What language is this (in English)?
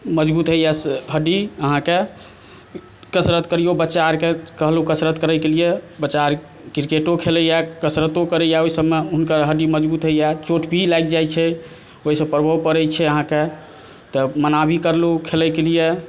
Maithili